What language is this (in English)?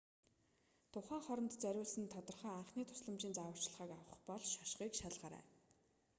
Mongolian